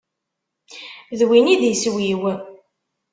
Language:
Kabyle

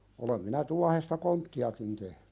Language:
Finnish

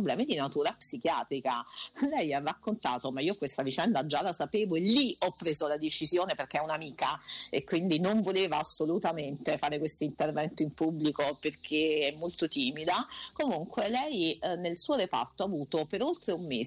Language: Italian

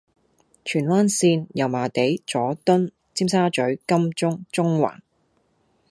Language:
Cantonese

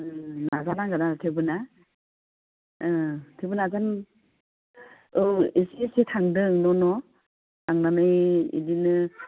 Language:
Bodo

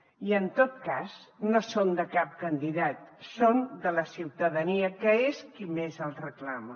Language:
Catalan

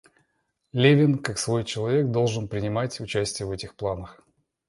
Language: Russian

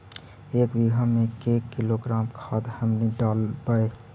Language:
Magahi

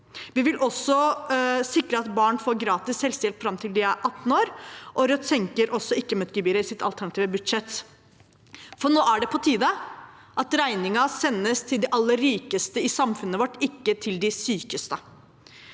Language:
Norwegian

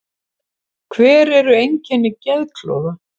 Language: Icelandic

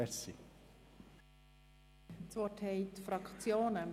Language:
Swiss German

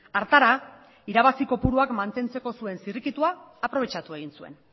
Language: Basque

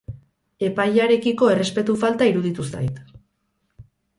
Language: Basque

